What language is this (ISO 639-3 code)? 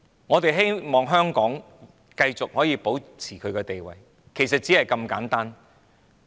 yue